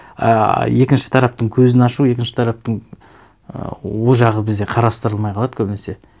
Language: Kazakh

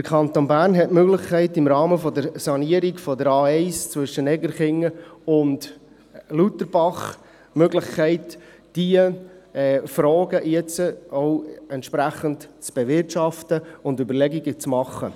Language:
Swiss German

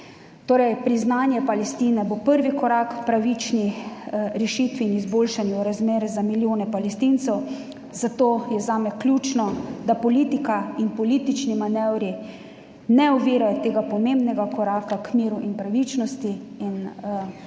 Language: Slovenian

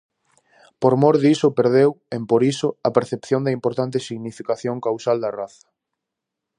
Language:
Galician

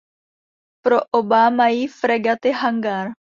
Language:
Czech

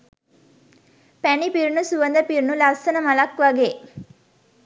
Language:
Sinhala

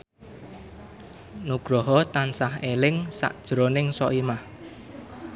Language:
Javanese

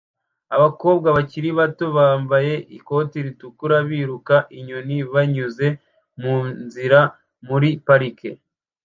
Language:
Kinyarwanda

